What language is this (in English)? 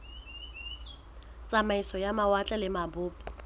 Southern Sotho